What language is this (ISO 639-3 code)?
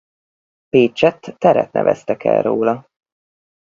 hun